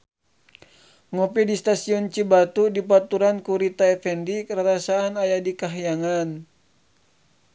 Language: Sundanese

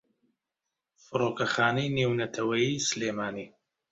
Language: Central Kurdish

